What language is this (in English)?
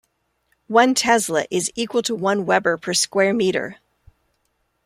English